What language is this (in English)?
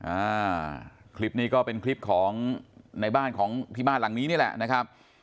Thai